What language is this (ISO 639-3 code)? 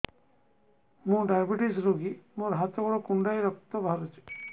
ori